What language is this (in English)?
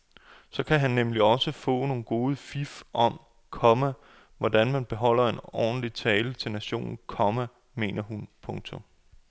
Danish